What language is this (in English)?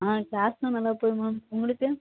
Tamil